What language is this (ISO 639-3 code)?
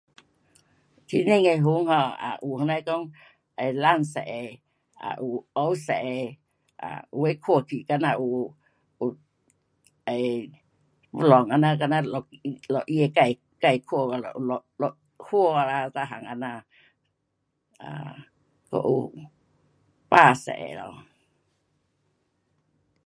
cpx